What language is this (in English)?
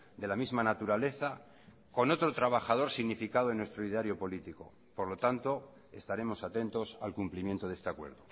Spanish